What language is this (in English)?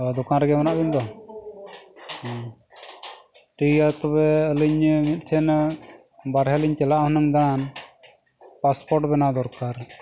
Santali